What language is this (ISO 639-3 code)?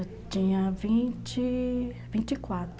por